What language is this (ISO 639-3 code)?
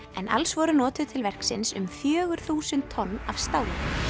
isl